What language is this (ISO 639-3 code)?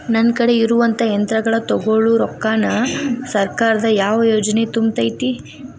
kan